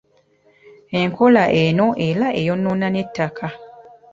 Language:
Ganda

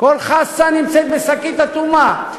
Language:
Hebrew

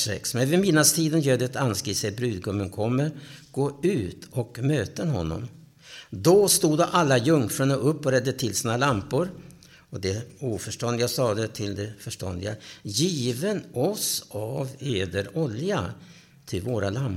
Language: Swedish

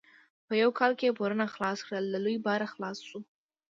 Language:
Pashto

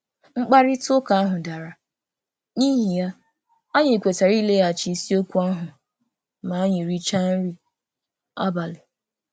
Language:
Igbo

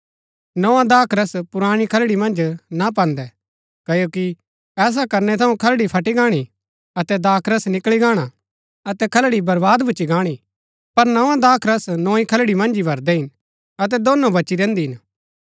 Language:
Gaddi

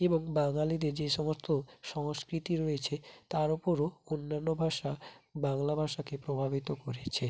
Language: Bangla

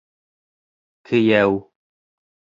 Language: Bashkir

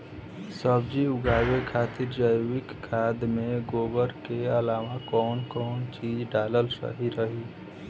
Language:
Bhojpuri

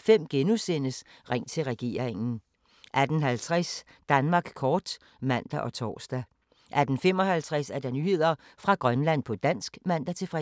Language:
Danish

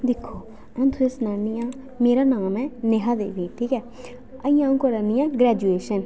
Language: Dogri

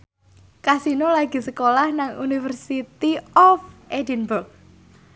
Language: Javanese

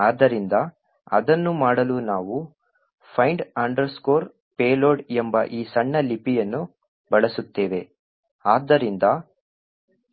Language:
Kannada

